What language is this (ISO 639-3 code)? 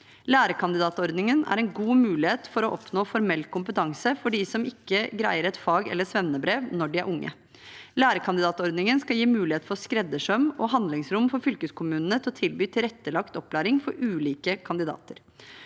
nor